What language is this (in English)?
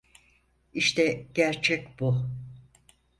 Turkish